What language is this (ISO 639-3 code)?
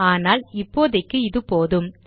tam